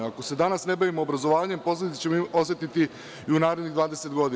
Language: Serbian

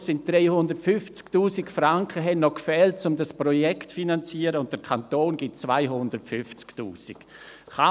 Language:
Swiss German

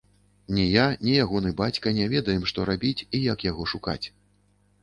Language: Belarusian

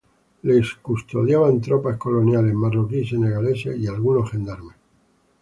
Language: Spanish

